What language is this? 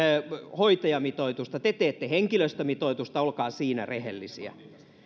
Finnish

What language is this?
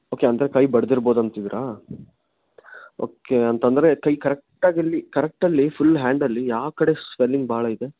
Kannada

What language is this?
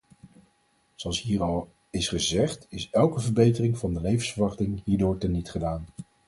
Dutch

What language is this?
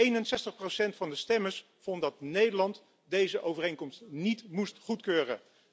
Dutch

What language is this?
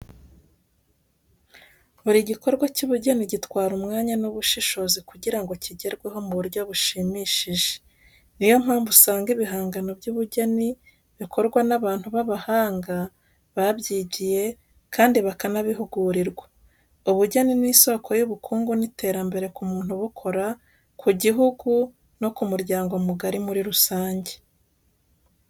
Kinyarwanda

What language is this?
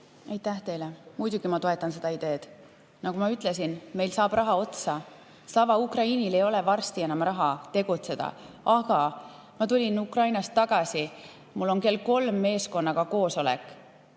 Estonian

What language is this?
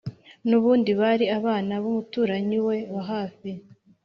Kinyarwanda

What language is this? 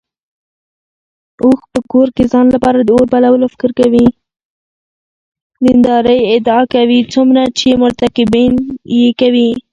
Pashto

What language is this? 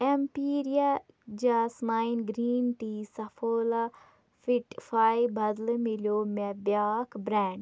Kashmiri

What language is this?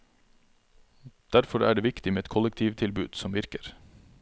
Norwegian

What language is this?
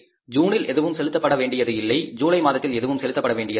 Tamil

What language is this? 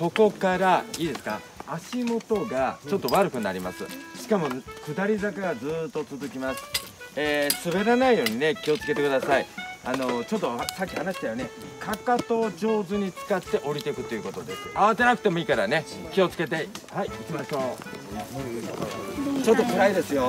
Japanese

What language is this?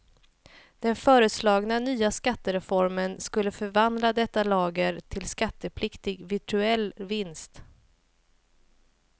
Swedish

